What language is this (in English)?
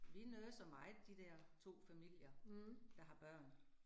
Danish